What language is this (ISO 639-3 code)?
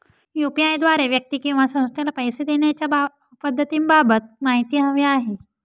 mar